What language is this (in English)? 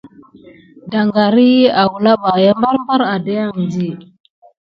Gidar